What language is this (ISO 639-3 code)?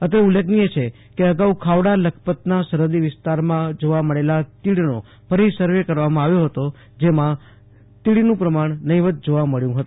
guj